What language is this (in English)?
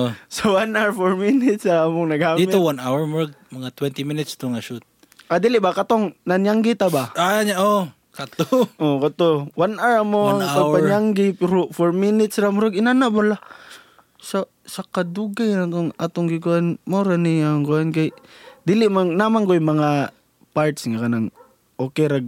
Filipino